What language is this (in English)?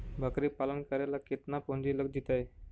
Magahi